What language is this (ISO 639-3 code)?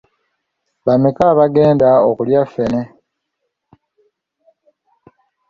lug